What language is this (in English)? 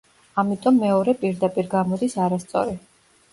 Georgian